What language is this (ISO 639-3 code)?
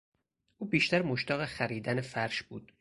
fas